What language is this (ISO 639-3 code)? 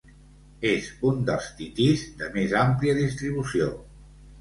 cat